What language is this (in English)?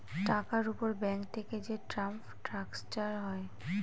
Bangla